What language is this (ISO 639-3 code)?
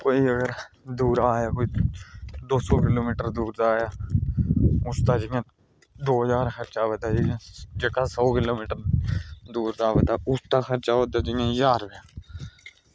doi